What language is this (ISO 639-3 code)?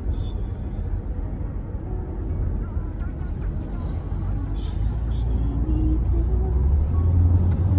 vie